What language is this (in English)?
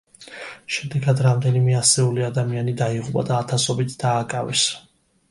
Georgian